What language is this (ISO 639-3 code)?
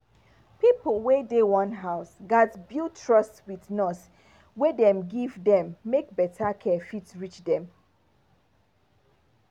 pcm